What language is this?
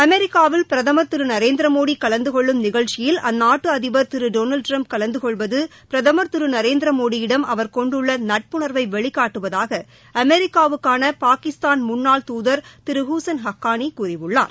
Tamil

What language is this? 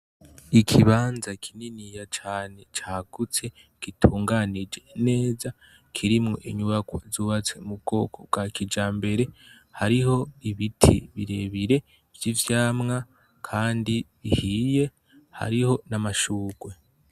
Rundi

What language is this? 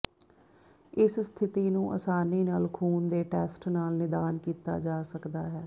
Punjabi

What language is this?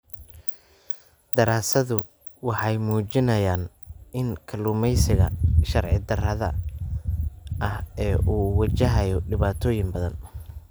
Somali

